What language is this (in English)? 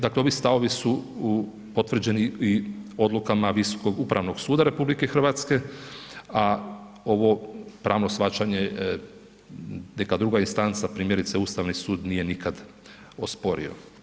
Croatian